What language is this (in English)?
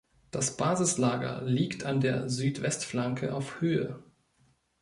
German